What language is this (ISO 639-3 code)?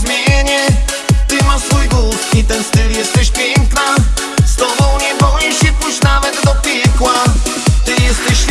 pol